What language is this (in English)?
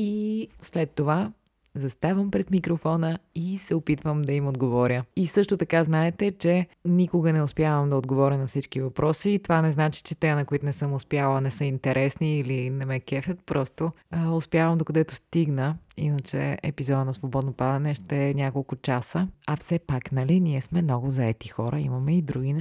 Bulgarian